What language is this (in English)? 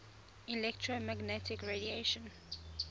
English